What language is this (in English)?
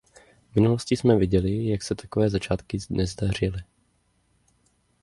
Czech